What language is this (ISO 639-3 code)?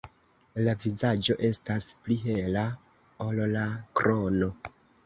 epo